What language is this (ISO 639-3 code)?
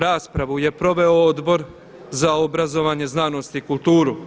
hrv